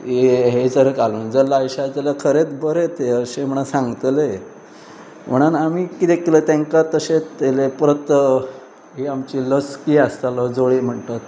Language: Konkani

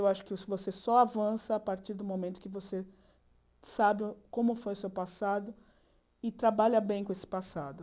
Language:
Portuguese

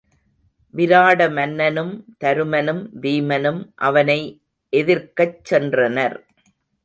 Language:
Tamil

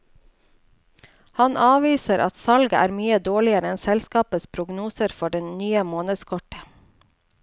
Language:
Norwegian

